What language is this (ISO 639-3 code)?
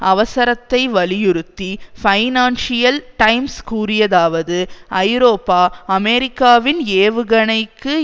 tam